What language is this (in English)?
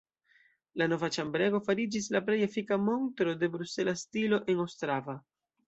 Esperanto